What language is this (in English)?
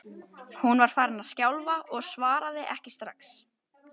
Icelandic